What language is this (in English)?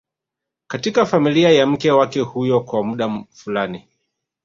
Swahili